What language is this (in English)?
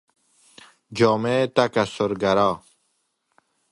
Persian